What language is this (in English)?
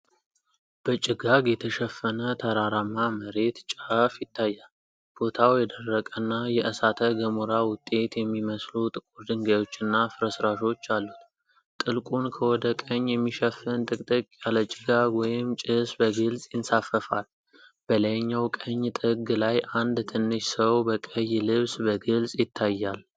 Amharic